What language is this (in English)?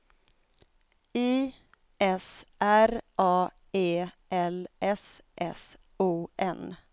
Swedish